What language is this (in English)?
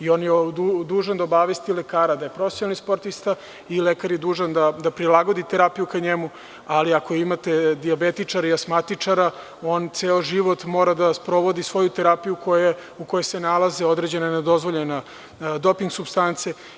Serbian